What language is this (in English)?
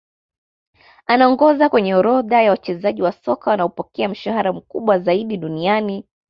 Swahili